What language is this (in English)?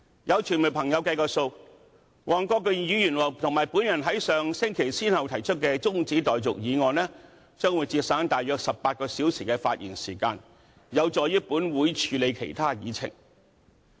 Cantonese